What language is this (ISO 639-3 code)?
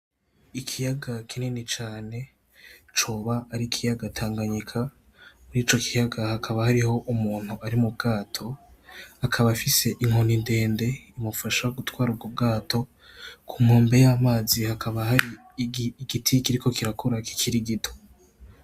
run